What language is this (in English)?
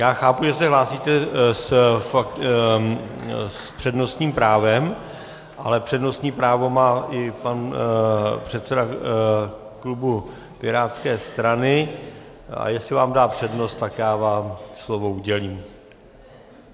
Czech